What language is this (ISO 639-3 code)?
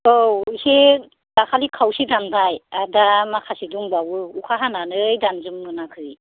brx